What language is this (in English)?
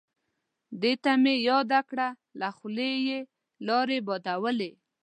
Pashto